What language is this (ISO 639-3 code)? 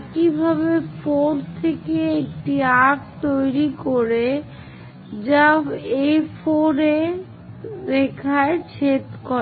ben